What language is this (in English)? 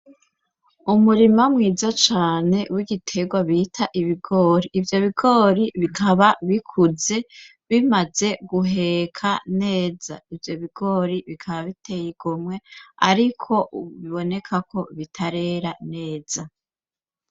Rundi